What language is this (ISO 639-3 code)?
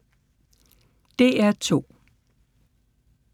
dan